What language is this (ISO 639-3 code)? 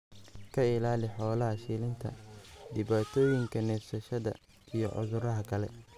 som